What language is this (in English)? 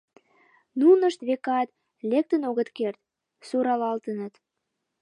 Mari